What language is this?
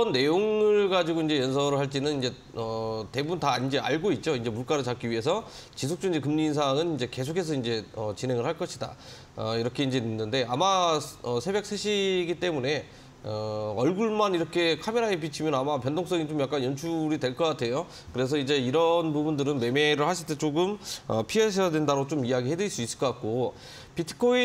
Korean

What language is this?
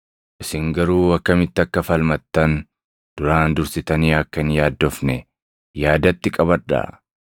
Oromo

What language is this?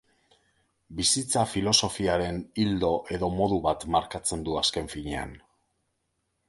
Basque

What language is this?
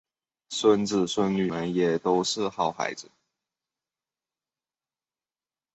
Chinese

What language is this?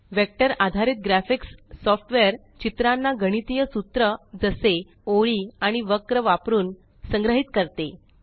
Marathi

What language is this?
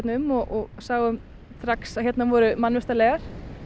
Icelandic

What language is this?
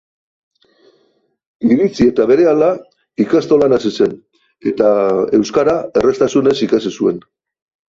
Basque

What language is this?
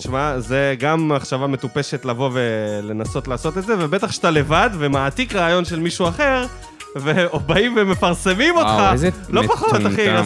Hebrew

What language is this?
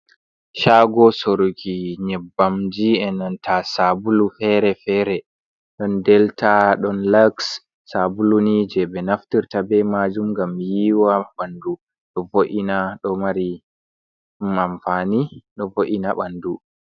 Fula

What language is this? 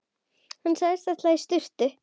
Icelandic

